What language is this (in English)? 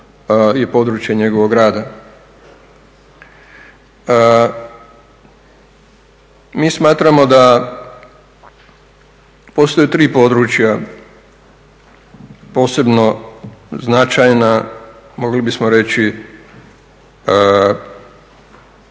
Croatian